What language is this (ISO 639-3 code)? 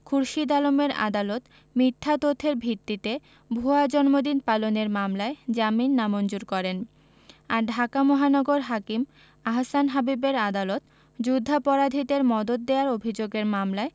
ben